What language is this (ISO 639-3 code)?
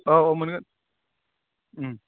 brx